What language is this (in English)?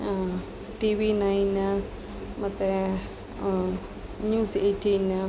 Kannada